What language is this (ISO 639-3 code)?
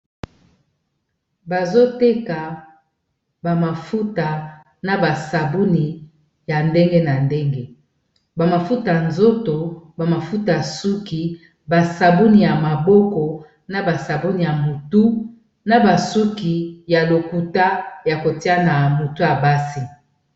lin